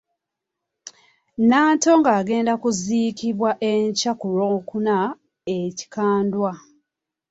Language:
Ganda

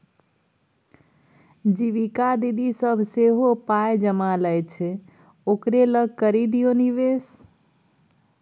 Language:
Maithili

